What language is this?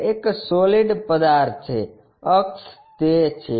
Gujarati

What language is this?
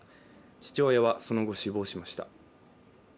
Japanese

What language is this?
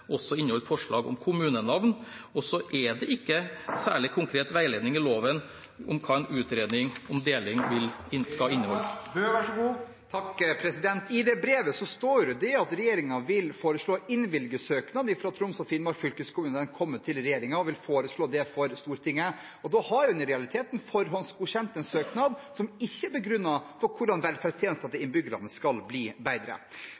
Norwegian Bokmål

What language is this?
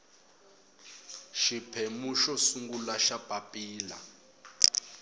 Tsonga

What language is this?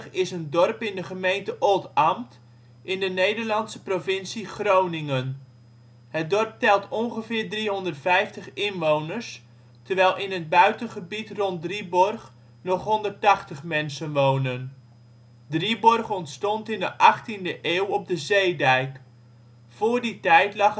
Dutch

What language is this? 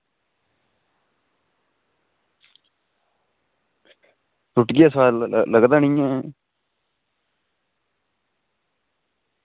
Dogri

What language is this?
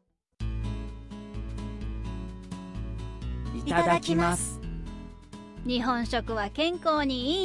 Urdu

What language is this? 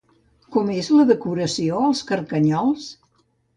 Catalan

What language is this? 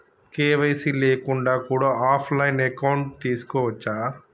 Telugu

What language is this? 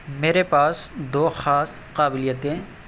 Urdu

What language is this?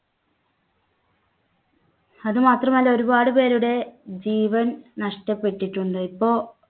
Malayalam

